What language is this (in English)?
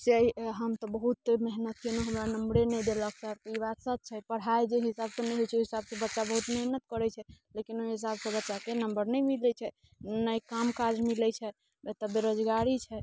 Maithili